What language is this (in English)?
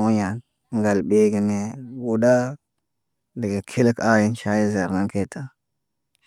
Naba